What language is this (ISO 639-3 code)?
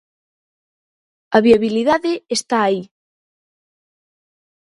glg